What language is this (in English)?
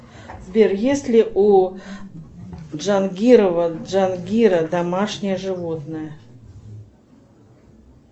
Russian